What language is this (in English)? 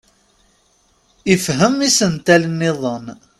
Kabyle